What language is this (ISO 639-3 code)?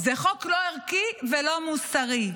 heb